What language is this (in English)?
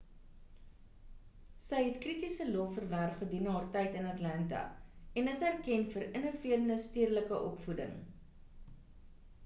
Afrikaans